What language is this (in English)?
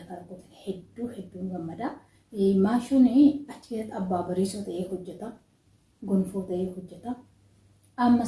Oromo